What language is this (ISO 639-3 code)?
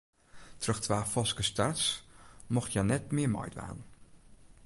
fry